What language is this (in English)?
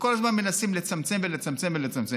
Hebrew